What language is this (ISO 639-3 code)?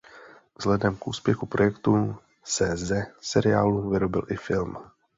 ces